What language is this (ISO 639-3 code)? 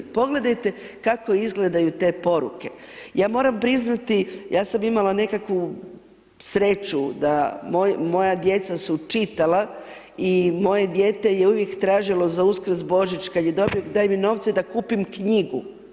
hrv